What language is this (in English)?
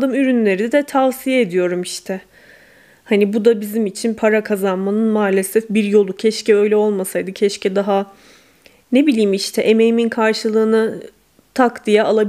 Turkish